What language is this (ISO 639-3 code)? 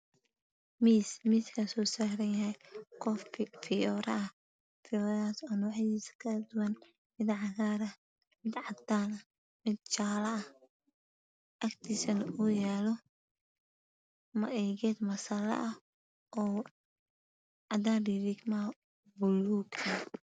som